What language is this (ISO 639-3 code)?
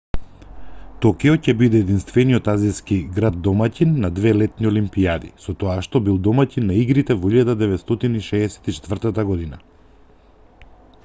mkd